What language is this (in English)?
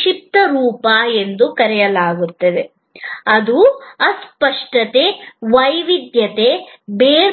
Kannada